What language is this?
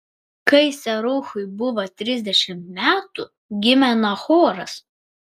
Lithuanian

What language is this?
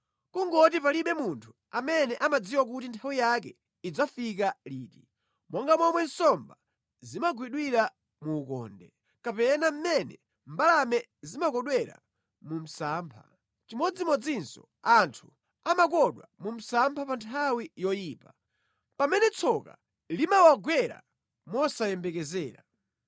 Nyanja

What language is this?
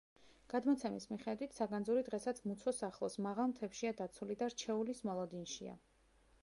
Georgian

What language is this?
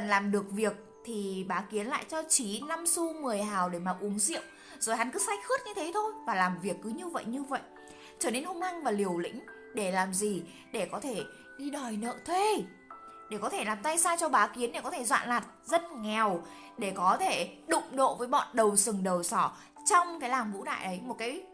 Vietnamese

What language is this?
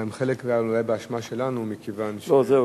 Hebrew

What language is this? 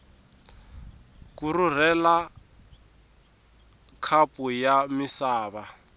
Tsonga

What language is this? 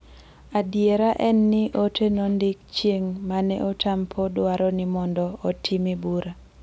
Luo (Kenya and Tanzania)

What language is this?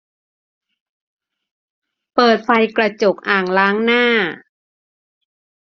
Thai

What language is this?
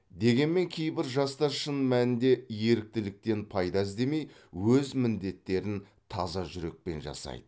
Kazakh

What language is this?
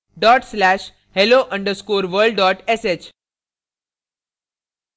Hindi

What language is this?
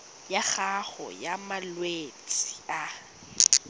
Tswana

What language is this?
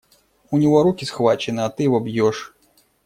Russian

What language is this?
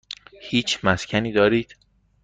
Persian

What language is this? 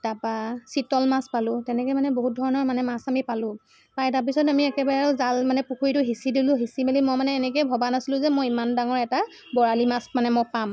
Assamese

